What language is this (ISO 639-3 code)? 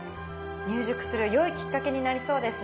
jpn